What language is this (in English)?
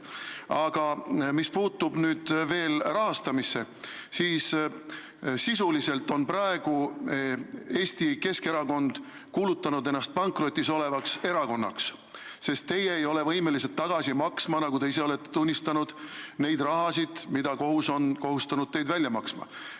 Estonian